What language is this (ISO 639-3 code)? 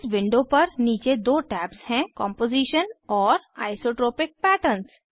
hin